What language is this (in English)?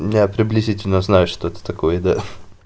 Russian